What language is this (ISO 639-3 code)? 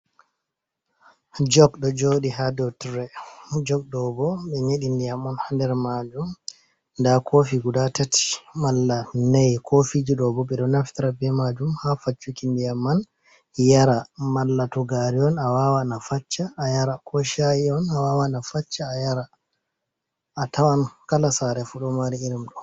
ful